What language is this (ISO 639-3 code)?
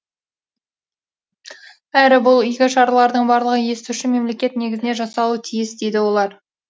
kaz